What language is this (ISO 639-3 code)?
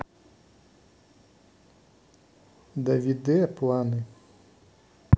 rus